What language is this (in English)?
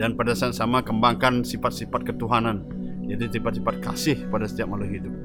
Indonesian